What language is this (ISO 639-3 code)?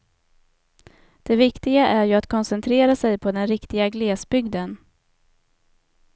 swe